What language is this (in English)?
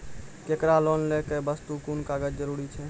Maithili